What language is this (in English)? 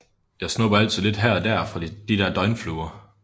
Danish